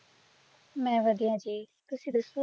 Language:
Punjabi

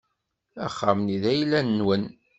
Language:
Kabyle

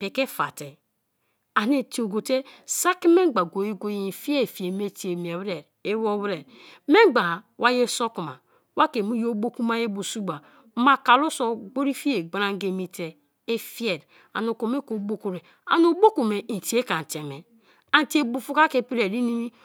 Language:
Kalabari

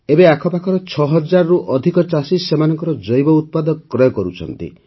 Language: Odia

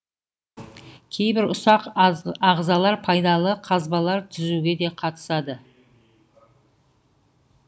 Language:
Kazakh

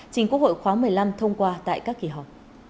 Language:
Vietnamese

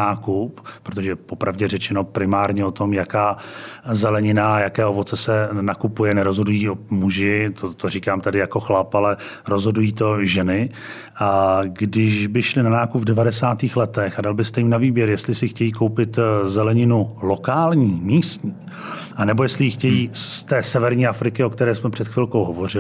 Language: Czech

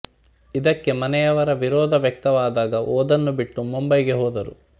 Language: Kannada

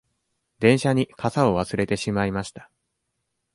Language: Japanese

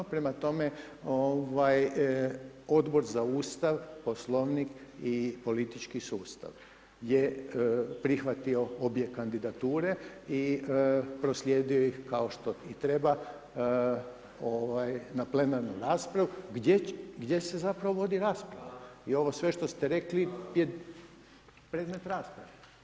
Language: Croatian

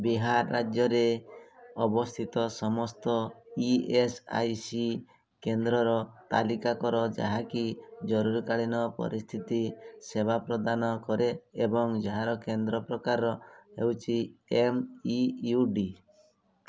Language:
Odia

